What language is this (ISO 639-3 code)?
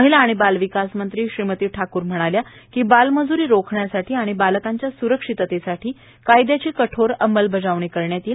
mar